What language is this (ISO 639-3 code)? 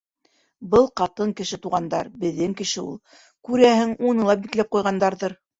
bak